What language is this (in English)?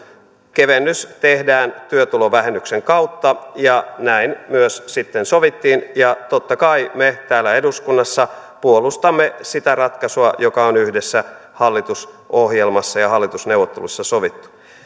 Finnish